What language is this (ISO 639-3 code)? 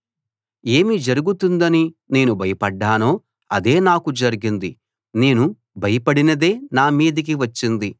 tel